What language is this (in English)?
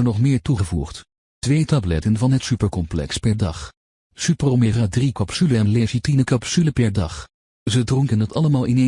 Dutch